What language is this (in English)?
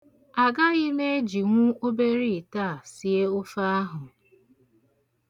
Igbo